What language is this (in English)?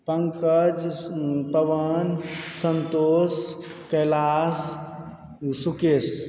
Maithili